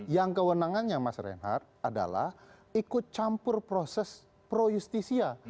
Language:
Indonesian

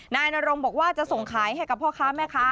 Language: Thai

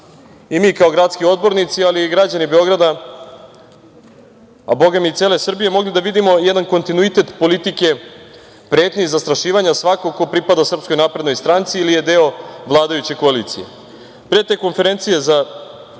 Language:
Serbian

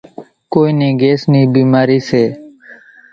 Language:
Kachi Koli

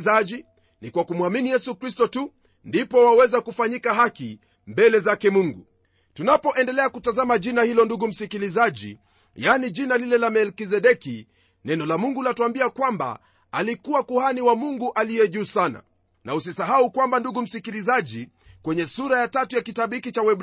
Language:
Swahili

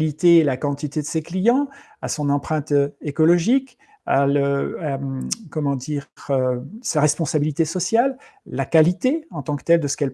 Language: French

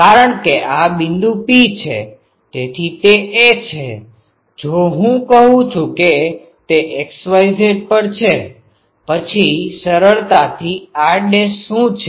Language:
Gujarati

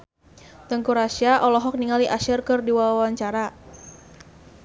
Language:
Sundanese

